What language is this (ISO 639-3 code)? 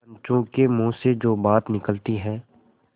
hin